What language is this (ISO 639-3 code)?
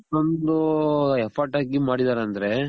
kan